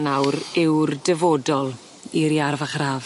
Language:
Welsh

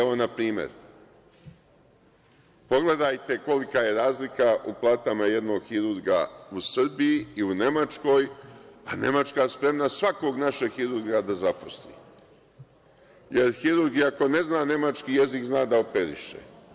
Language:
Serbian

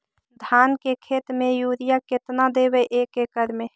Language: Magahi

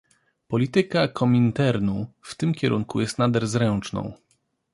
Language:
Polish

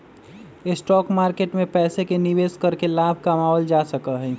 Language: Magahi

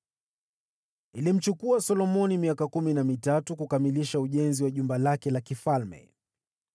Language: Swahili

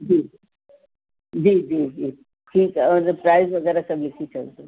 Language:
Sindhi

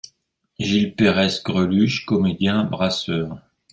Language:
French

